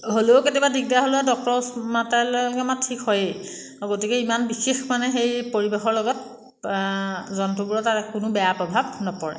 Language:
Assamese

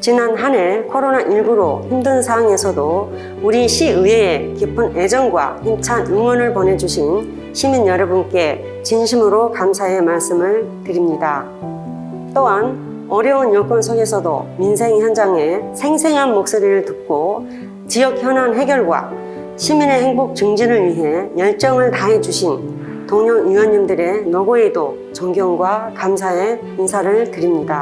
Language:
Korean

